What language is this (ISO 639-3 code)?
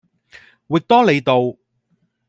yue